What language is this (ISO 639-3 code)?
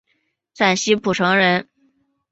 zho